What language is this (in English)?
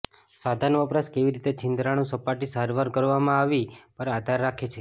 Gujarati